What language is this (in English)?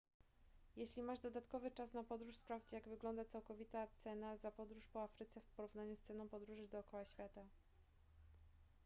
Polish